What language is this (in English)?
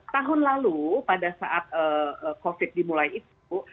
Indonesian